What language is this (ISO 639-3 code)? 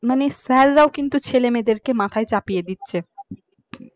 ben